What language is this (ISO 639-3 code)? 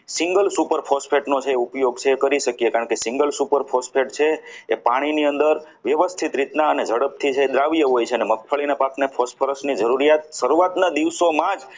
guj